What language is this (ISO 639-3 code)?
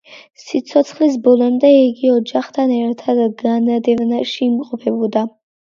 kat